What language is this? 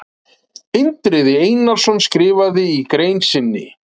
Icelandic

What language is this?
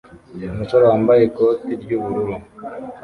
Kinyarwanda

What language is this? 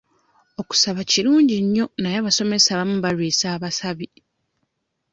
Ganda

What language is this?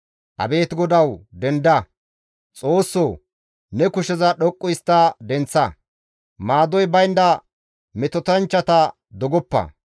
Gamo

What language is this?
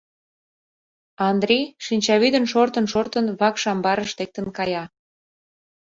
Mari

